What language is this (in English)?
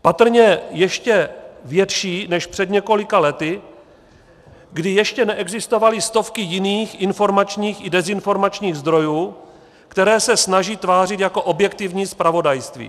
Czech